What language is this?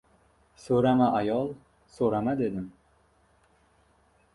Uzbek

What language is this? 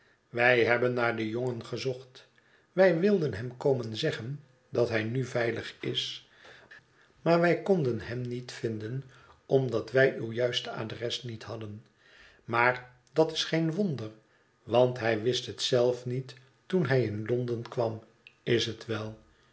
Dutch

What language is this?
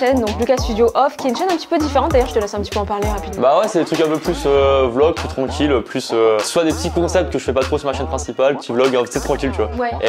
French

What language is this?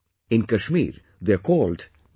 English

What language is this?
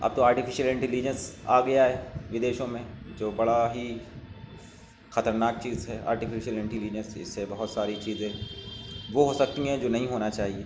Urdu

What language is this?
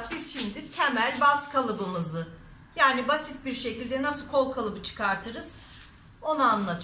Turkish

